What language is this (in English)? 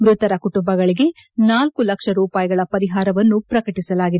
Kannada